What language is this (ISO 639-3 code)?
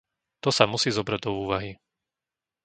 slk